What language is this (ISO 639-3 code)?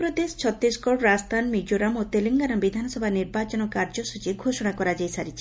ori